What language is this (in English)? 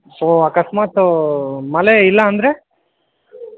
Kannada